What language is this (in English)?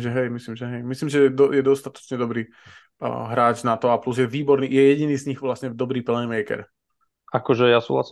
Slovak